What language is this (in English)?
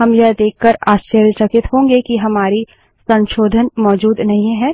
Hindi